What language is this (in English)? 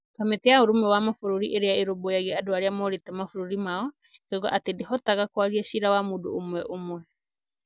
Kikuyu